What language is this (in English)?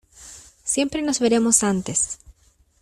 Spanish